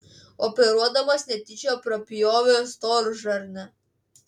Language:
Lithuanian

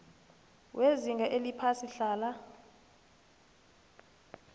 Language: South Ndebele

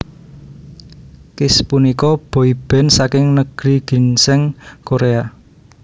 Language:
Javanese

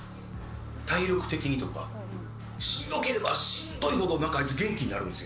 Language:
Japanese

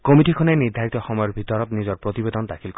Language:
Assamese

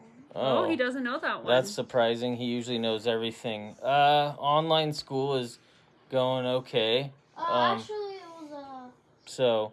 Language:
English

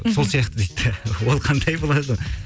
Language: Kazakh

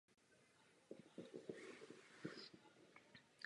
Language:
Czech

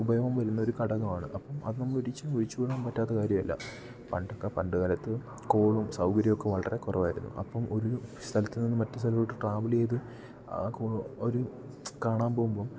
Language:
Malayalam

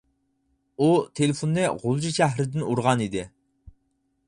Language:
Uyghur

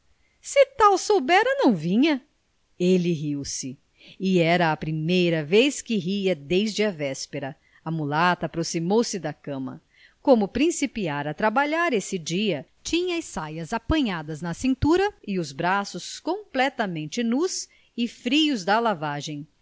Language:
Portuguese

